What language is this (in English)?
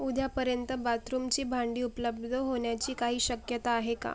Marathi